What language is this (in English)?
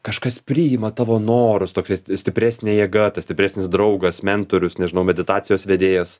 Lithuanian